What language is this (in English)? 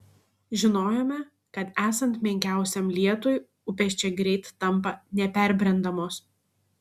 Lithuanian